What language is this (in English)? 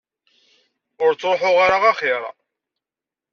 Kabyle